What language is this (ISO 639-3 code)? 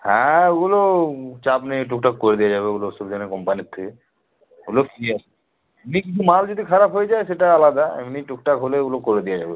ben